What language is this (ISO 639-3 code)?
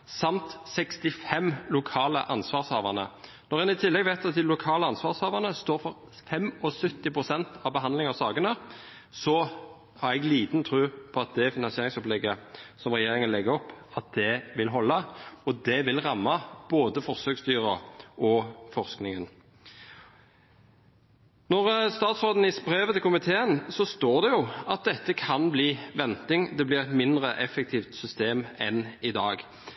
nob